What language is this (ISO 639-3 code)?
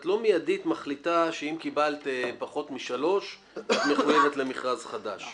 heb